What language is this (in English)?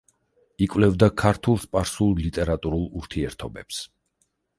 Georgian